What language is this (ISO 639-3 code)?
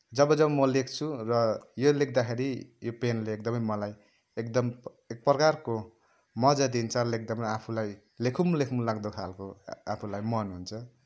nep